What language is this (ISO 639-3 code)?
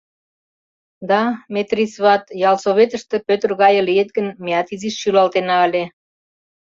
chm